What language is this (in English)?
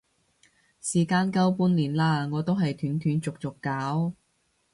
Cantonese